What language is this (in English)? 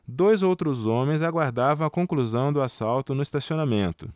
Portuguese